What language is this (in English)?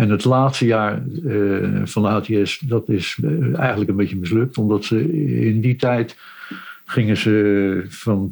Dutch